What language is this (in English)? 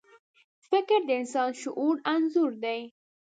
Pashto